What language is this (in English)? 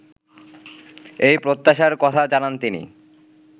Bangla